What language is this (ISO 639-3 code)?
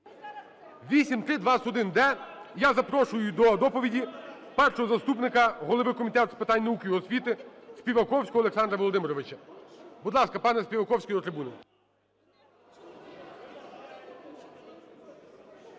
ukr